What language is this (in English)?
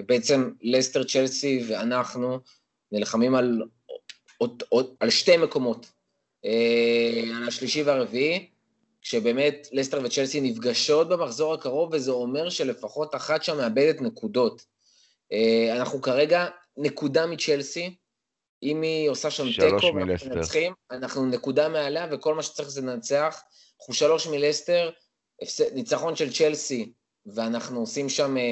Hebrew